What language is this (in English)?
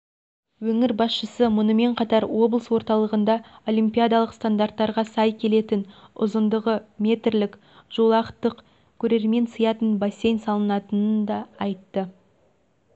Kazakh